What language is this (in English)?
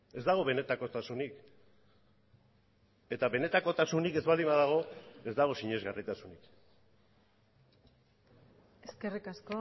Basque